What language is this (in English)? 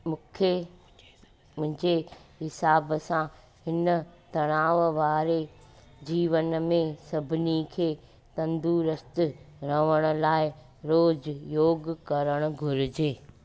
Sindhi